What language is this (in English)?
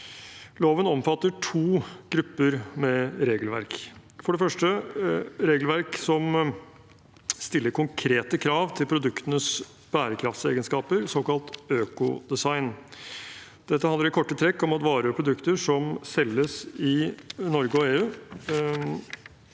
Norwegian